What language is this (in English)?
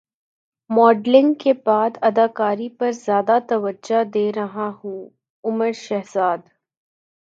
Urdu